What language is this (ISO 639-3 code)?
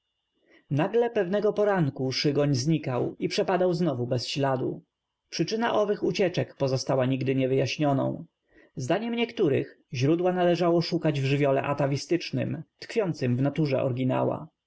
pol